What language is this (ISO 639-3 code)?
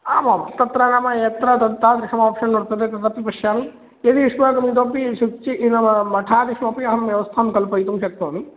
san